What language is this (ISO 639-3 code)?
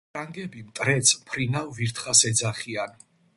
kat